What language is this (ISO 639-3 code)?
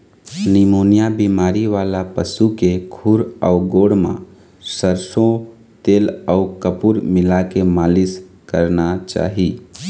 hne